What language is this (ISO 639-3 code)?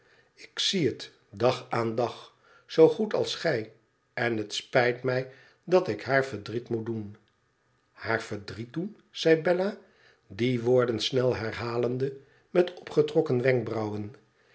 nld